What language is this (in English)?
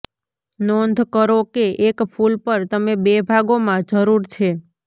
Gujarati